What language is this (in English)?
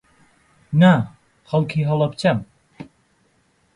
Central Kurdish